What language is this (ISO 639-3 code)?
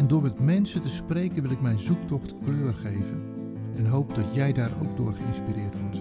nld